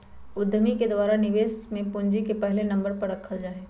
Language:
Magahi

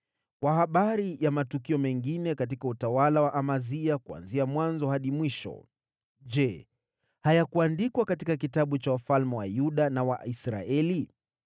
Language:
Swahili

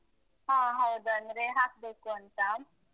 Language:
Kannada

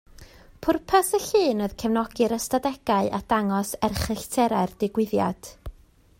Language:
Welsh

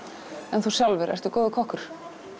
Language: Icelandic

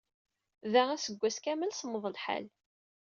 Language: Kabyle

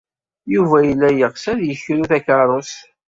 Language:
Kabyle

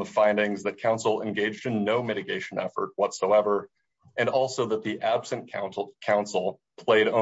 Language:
English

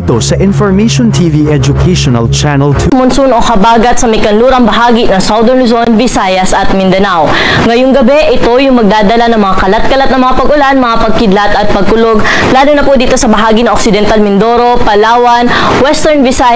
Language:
Filipino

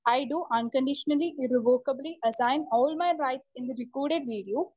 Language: Malayalam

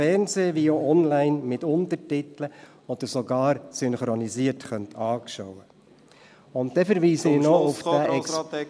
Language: Swiss German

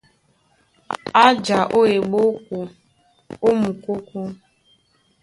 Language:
Duala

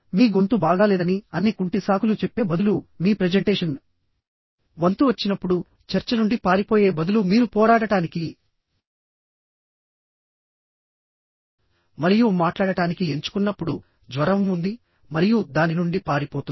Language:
Telugu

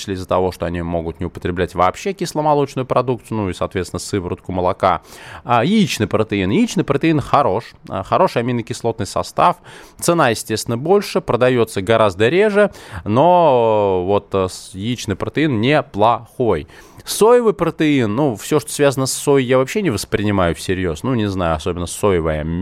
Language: Russian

